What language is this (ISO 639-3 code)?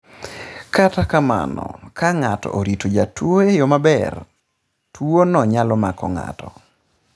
luo